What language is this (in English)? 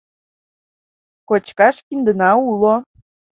Mari